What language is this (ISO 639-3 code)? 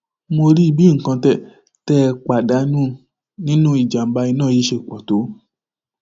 yor